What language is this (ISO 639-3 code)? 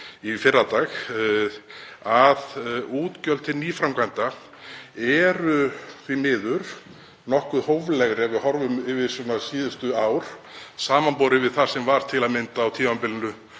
isl